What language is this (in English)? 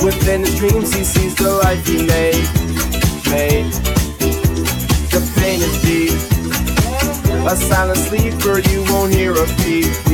English